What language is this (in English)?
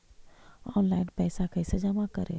Magahi